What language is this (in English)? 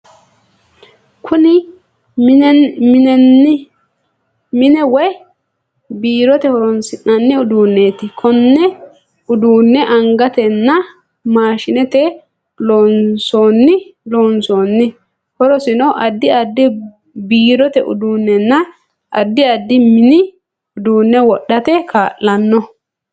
Sidamo